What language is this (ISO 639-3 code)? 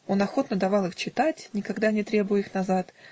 rus